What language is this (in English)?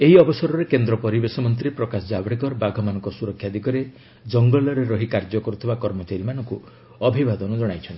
Odia